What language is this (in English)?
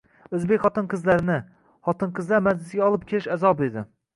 Uzbek